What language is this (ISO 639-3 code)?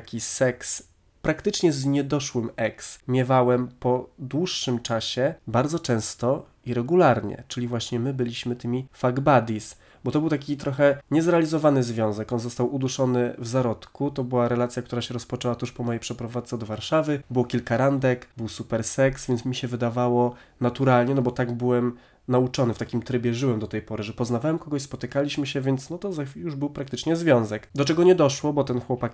pol